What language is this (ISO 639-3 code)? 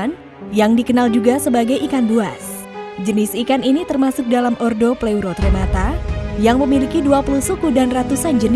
ind